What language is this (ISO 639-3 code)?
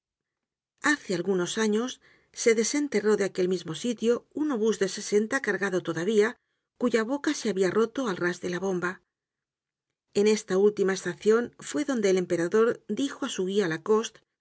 spa